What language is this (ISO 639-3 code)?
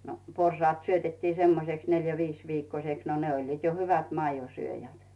fin